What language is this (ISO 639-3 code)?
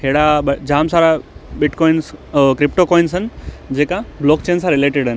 snd